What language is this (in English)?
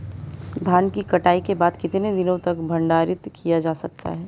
Hindi